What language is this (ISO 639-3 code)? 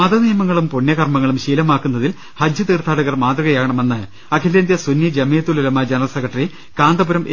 mal